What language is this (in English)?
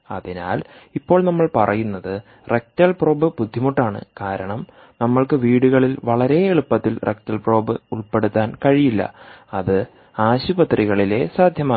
Malayalam